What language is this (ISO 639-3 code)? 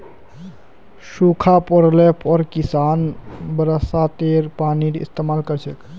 mag